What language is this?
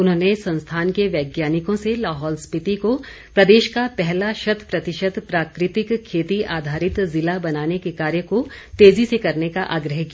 Hindi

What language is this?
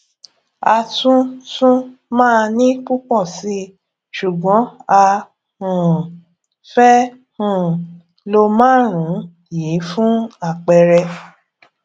Yoruba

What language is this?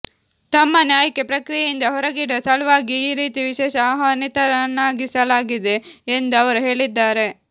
Kannada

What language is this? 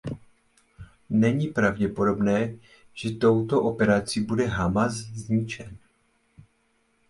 Czech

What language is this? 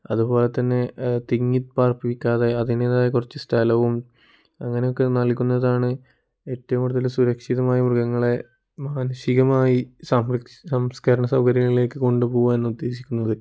Malayalam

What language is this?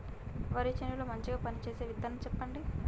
Telugu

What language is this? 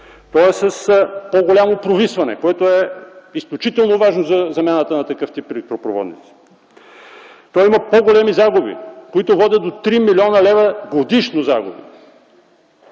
Bulgarian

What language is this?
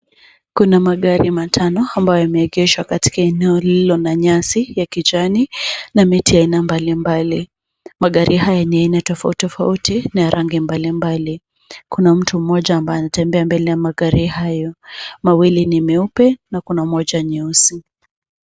Swahili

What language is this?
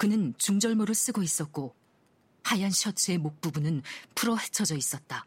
Korean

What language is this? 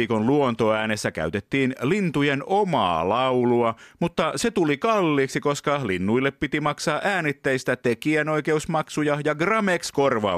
Finnish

